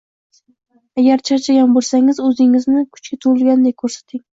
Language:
Uzbek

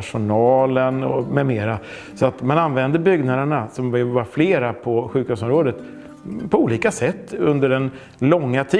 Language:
Swedish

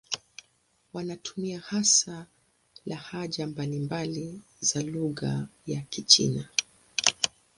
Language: Swahili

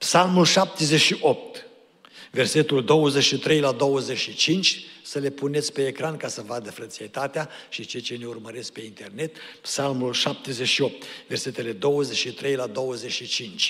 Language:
Romanian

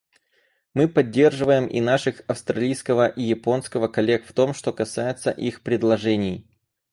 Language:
Russian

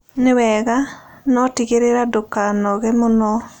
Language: Kikuyu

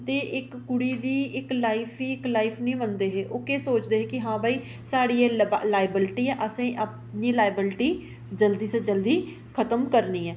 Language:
Dogri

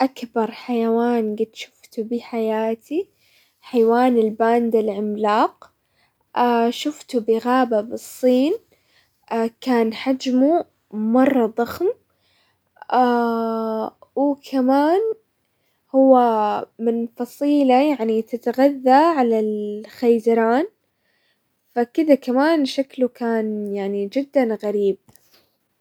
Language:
Hijazi Arabic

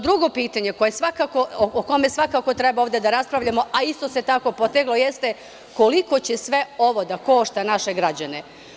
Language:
Serbian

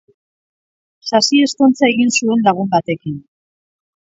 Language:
Basque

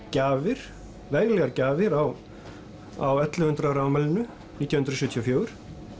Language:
Icelandic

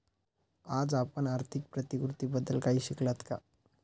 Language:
Marathi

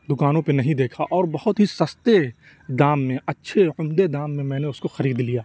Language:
Urdu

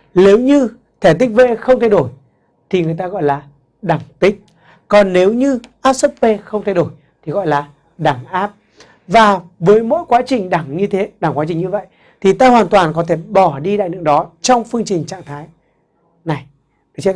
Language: Vietnamese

